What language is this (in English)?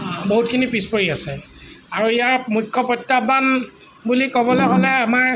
Assamese